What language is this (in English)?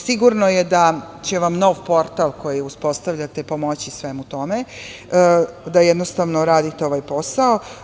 Serbian